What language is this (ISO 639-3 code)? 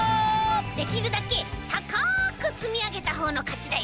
jpn